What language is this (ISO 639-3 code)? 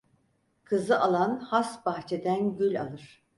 tur